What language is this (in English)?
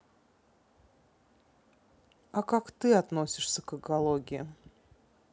Russian